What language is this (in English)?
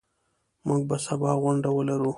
Pashto